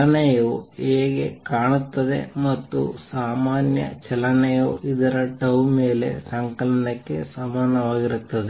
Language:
Kannada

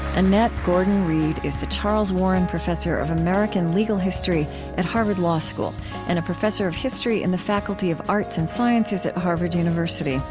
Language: English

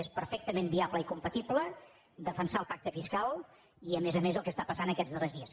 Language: Catalan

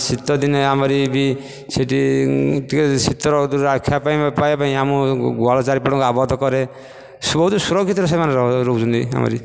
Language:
Odia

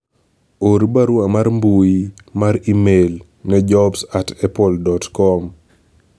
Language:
Luo (Kenya and Tanzania)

